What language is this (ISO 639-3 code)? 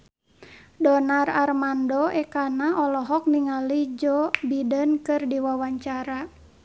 sun